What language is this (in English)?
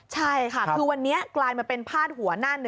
Thai